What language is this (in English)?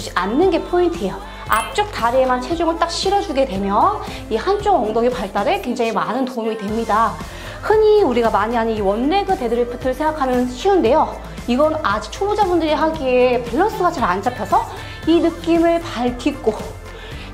Korean